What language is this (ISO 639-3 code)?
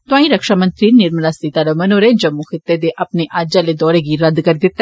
doi